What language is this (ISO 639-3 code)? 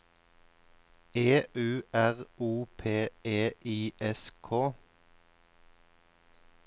nor